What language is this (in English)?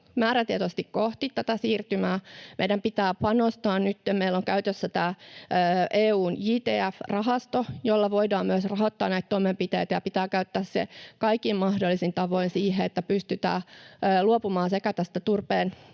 Finnish